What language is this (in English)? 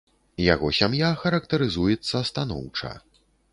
Belarusian